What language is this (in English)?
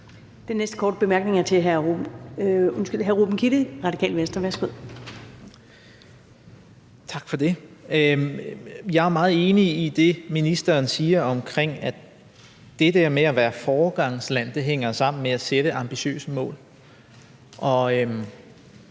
Danish